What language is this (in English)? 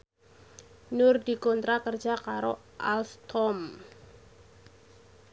Javanese